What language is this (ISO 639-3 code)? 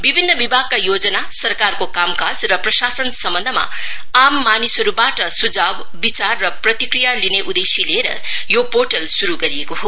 nep